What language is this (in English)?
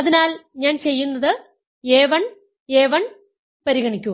Malayalam